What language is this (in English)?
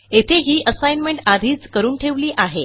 Marathi